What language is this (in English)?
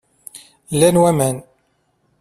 Kabyle